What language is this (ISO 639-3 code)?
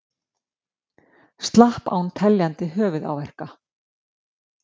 isl